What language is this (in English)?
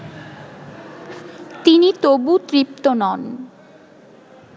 Bangla